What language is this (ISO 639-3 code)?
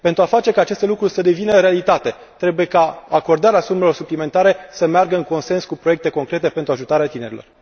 ron